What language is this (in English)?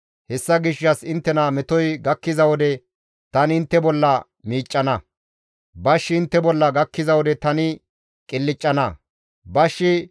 Gamo